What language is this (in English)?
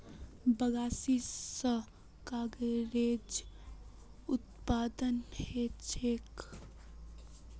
Magahi